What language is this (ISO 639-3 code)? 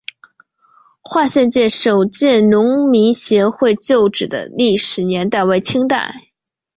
zho